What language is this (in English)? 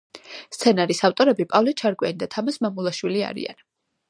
Georgian